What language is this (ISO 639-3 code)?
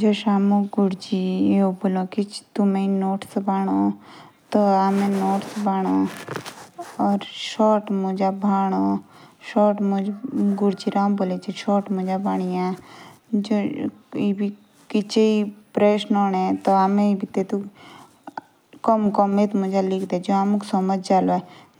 jns